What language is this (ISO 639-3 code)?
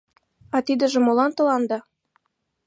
chm